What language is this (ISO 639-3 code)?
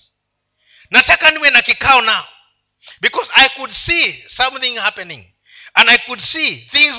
swa